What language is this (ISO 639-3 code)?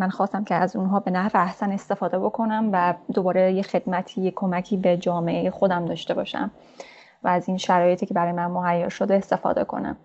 fas